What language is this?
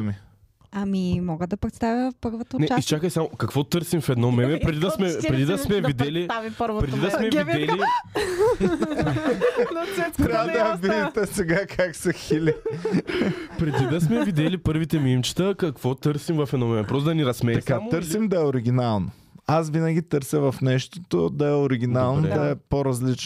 Bulgarian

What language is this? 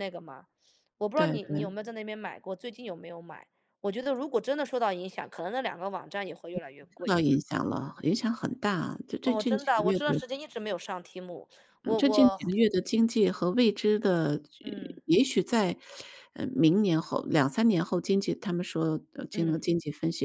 Chinese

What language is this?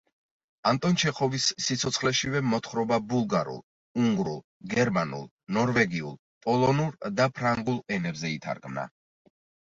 Georgian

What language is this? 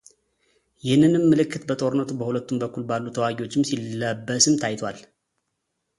Amharic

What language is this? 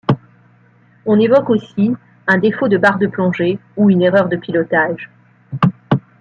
French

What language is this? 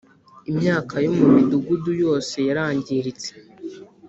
Kinyarwanda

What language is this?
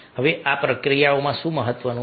Gujarati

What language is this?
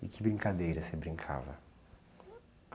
Portuguese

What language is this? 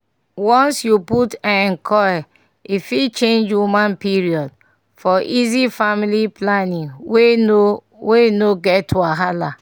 Nigerian Pidgin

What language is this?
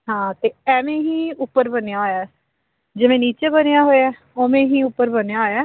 Punjabi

